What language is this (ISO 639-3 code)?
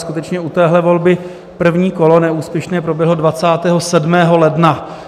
ces